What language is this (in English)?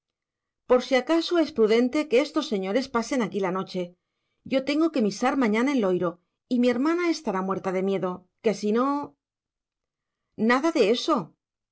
Spanish